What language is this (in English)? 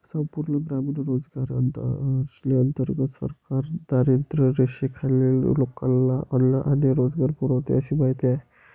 Marathi